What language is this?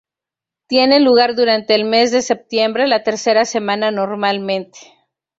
Spanish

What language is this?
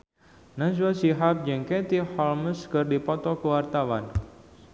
Sundanese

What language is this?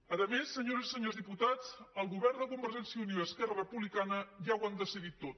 Catalan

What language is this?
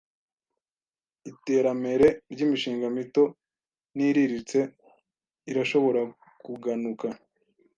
Kinyarwanda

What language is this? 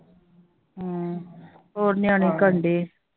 Punjabi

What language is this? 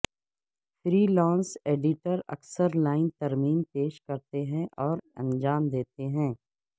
Urdu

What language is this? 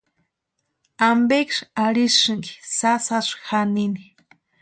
Western Highland Purepecha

